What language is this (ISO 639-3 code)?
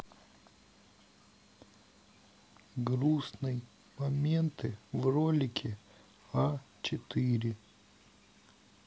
rus